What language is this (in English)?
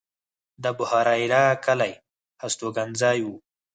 Pashto